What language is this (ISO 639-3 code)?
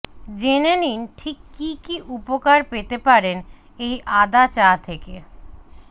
ben